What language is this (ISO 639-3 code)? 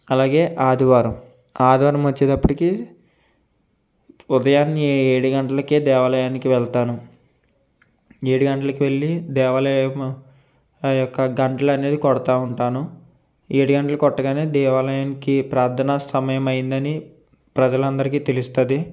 tel